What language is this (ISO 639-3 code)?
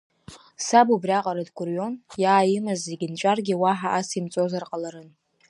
abk